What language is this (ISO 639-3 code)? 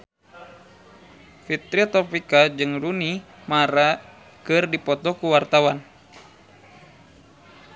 sun